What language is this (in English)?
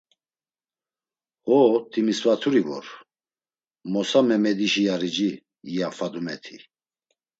Laz